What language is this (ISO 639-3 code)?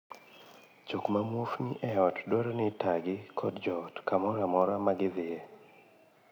luo